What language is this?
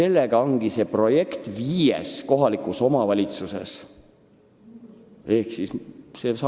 Estonian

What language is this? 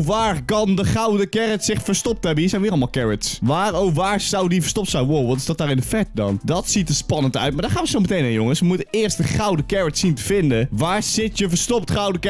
Dutch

